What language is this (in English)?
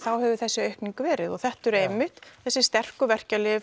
Icelandic